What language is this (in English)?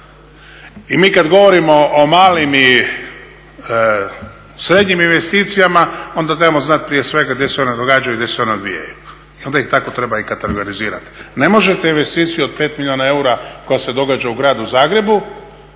Croatian